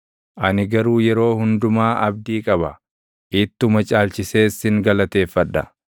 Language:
Oromo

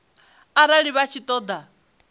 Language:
Venda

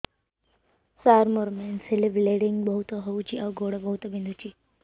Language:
Odia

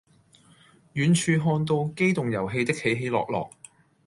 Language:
Cantonese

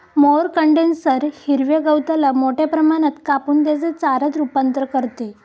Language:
Marathi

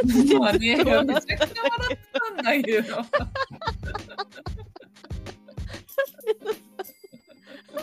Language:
Japanese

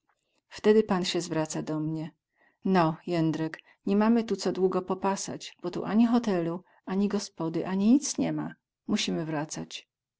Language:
Polish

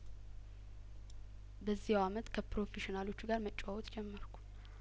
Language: Amharic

